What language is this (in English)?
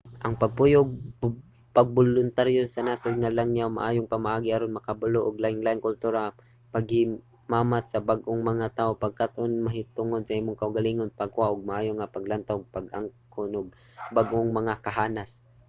Cebuano